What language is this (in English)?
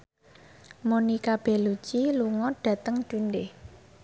Javanese